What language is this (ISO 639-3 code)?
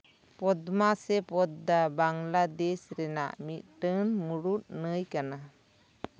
sat